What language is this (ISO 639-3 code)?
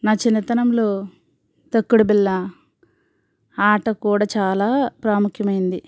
tel